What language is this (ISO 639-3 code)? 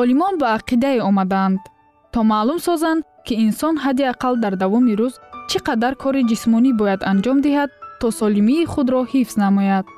fas